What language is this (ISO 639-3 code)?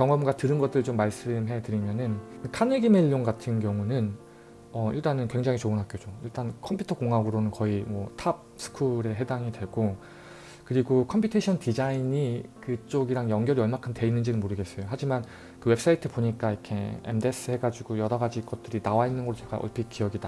kor